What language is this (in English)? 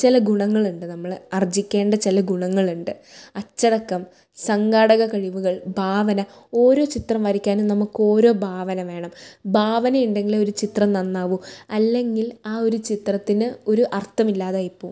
Malayalam